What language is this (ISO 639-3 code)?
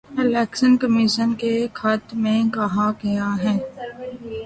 urd